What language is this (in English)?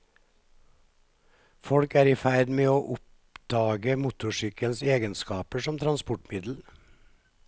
Norwegian